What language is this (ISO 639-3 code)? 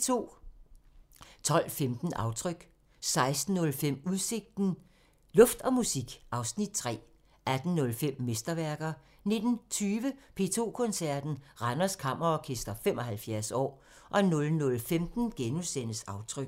dan